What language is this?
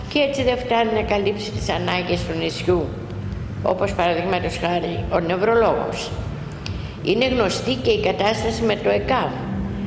Greek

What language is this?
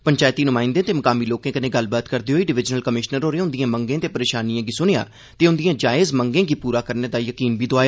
Dogri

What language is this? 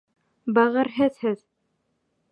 Bashkir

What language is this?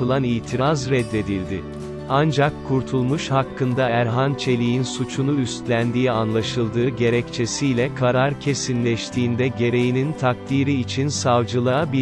Turkish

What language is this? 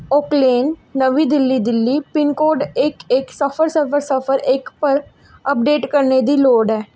Dogri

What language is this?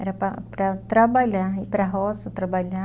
Portuguese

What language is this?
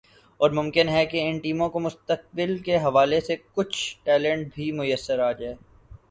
Urdu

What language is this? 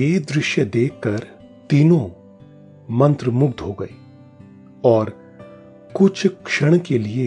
Hindi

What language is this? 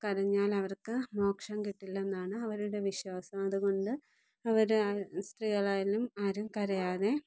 Malayalam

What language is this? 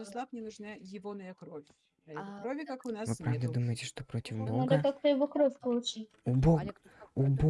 Russian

